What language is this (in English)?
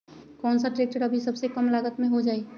Magahi